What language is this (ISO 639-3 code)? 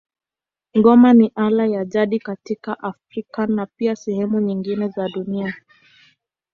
swa